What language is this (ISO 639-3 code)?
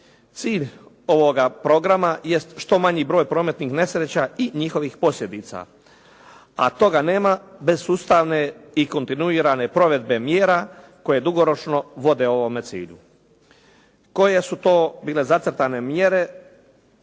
hrv